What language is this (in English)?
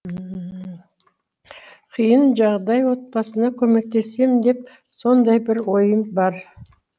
Kazakh